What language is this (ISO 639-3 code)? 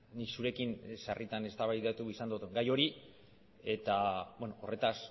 eus